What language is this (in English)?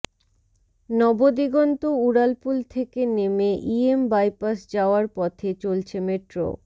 Bangla